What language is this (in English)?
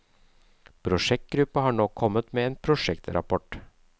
Norwegian